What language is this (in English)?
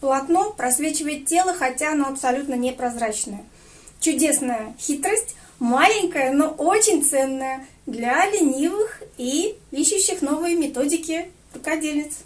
Russian